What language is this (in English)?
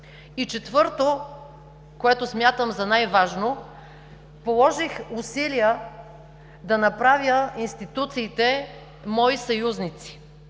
Bulgarian